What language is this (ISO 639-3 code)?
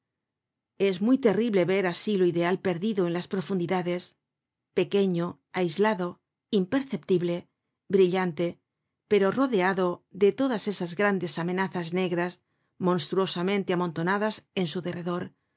spa